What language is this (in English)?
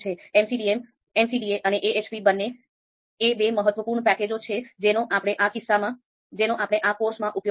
Gujarati